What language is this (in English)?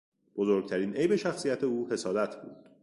Persian